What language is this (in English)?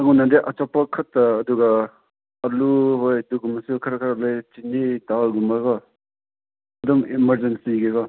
Manipuri